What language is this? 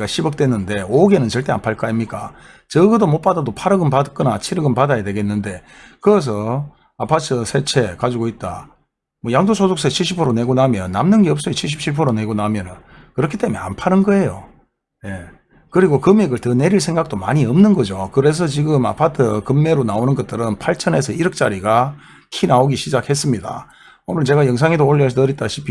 Korean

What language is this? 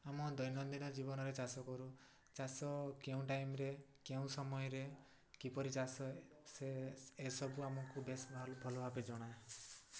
Odia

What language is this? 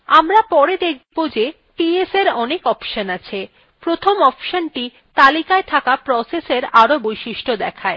Bangla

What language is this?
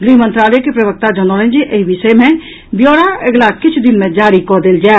Maithili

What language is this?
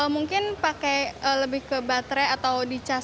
Indonesian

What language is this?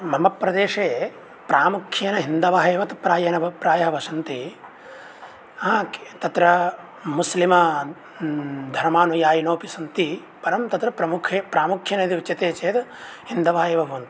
Sanskrit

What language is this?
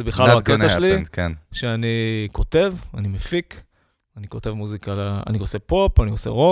Hebrew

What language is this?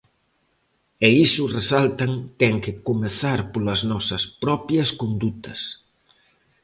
Galician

